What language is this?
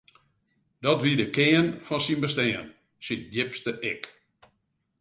Western Frisian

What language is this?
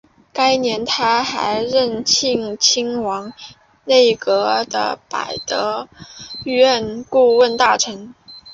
Chinese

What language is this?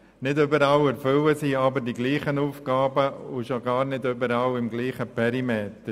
Swiss German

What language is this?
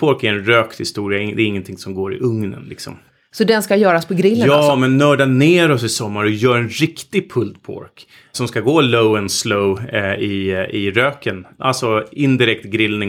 Swedish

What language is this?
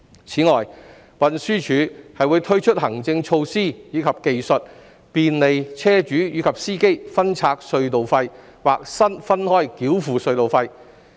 Cantonese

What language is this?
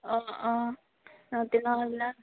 Assamese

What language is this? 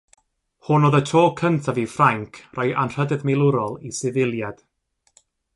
Welsh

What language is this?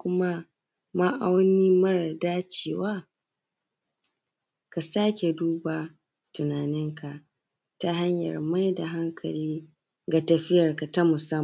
Hausa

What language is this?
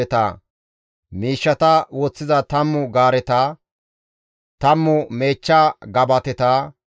Gamo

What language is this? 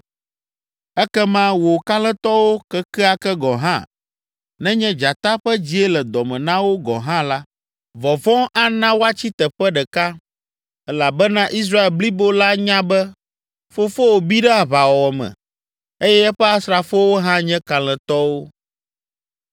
Ewe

